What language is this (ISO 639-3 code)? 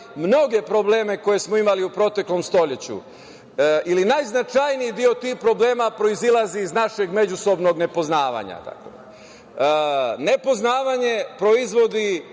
srp